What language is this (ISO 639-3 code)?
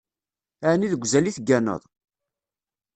kab